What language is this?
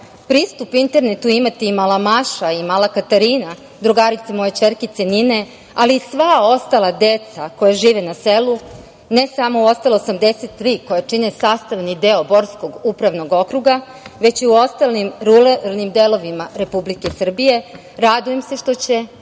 Serbian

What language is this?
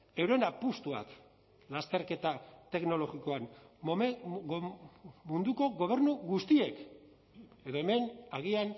Basque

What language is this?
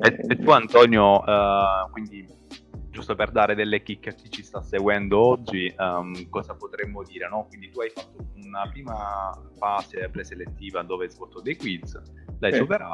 Italian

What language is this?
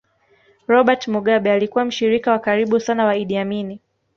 Swahili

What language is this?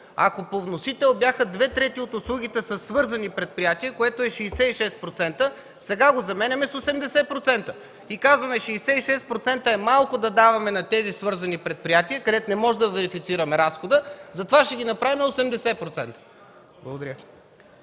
Bulgarian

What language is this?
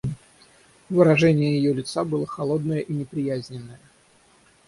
Russian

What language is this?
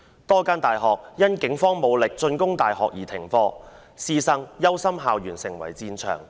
Cantonese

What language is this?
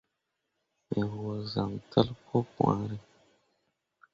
Mundang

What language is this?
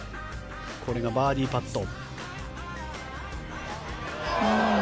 Japanese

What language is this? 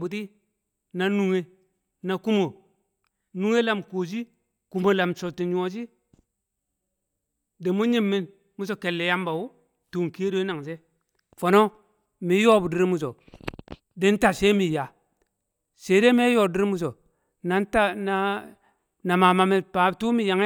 Kamo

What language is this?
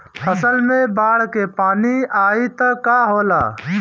Bhojpuri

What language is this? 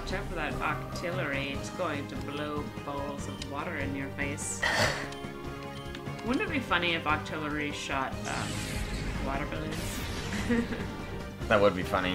English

